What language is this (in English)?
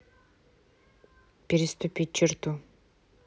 Russian